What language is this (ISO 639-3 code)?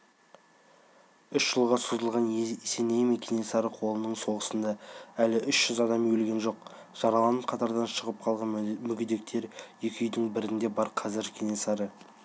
kaz